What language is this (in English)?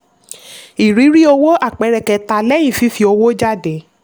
Yoruba